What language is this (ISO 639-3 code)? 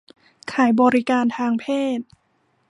tha